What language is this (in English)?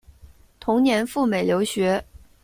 Chinese